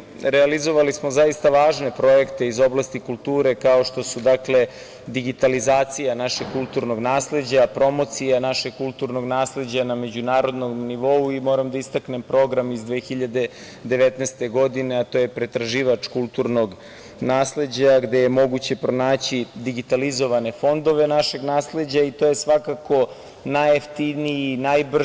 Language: Serbian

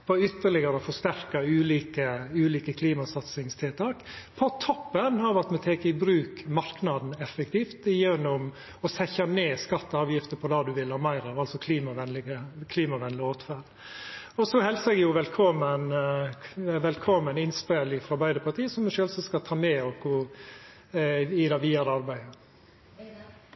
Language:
Norwegian Nynorsk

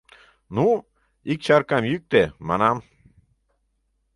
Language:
Mari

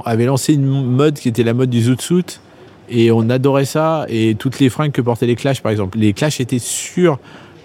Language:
French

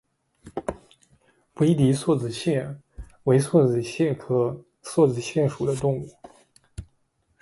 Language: Chinese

